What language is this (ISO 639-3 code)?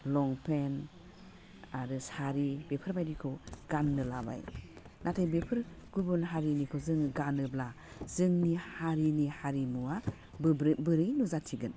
brx